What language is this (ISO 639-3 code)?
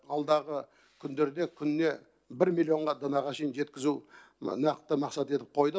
kaz